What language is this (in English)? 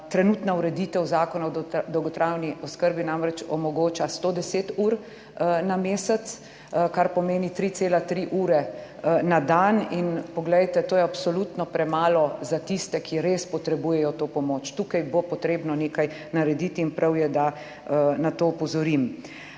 Slovenian